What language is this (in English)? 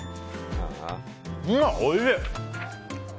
Japanese